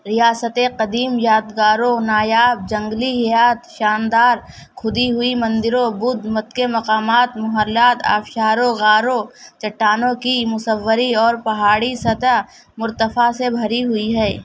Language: Urdu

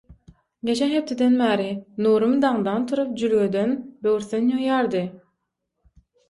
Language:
Turkmen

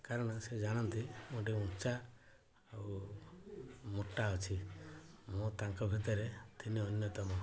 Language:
Odia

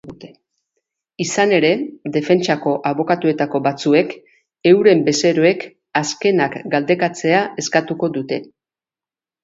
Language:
Basque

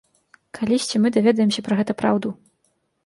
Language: Belarusian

